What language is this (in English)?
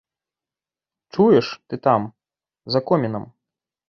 Belarusian